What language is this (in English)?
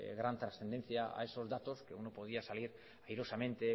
Spanish